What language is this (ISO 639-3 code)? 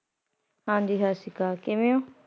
pan